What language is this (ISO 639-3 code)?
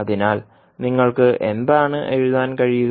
mal